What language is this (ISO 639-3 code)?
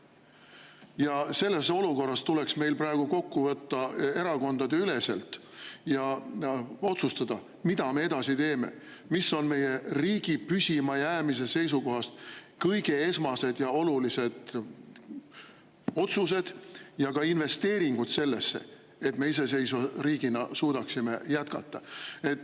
est